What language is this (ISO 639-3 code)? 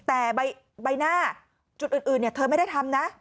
tha